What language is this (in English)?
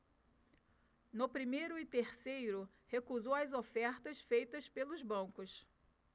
Portuguese